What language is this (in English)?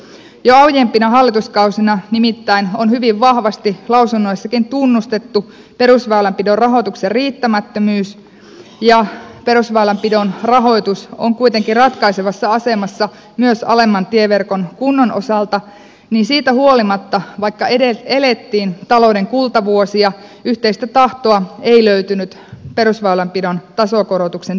Finnish